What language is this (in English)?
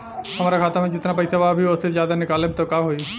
Bhojpuri